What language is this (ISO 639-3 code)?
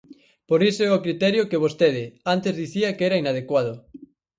glg